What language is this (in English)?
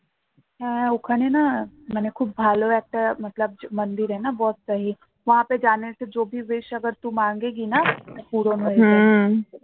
Bangla